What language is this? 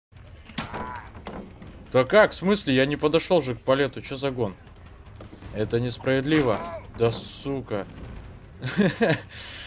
Russian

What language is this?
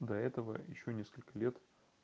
Russian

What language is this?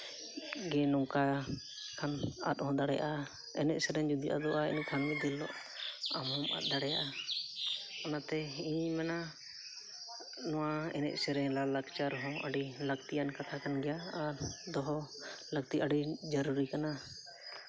Santali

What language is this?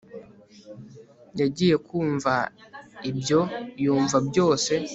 Kinyarwanda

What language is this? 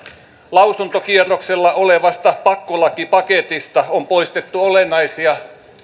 Finnish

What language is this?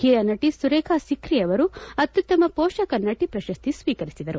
Kannada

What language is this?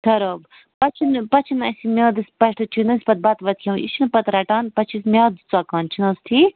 Kashmiri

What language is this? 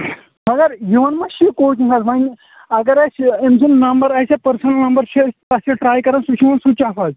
Kashmiri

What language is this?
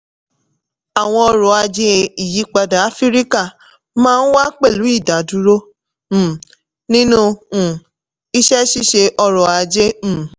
Yoruba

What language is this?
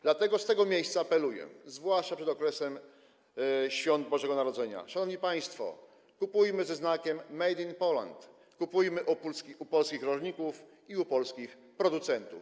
Polish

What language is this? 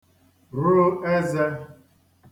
Igbo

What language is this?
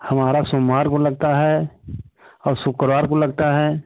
Hindi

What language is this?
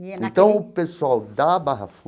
Portuguese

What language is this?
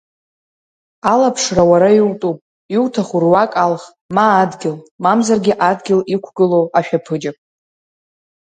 Abkhazian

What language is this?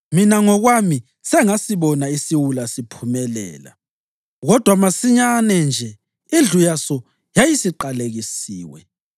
North Ndebele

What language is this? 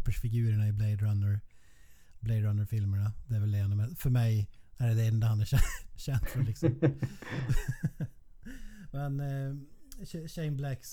Swedish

